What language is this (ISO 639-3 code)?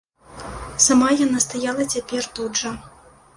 bel